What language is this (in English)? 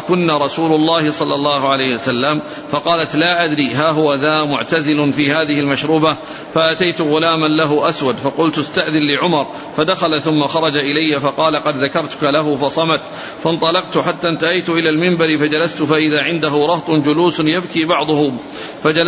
Arabic